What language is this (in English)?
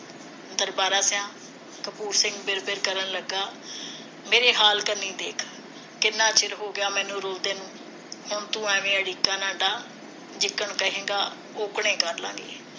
Punjabi